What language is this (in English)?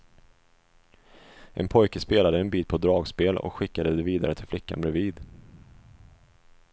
Swedish